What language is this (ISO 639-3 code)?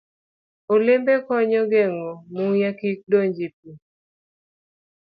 luo